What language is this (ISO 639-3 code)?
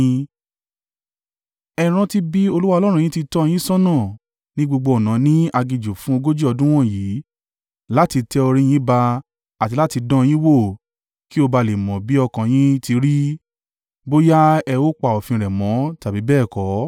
yor